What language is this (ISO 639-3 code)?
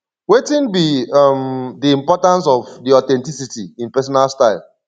pcm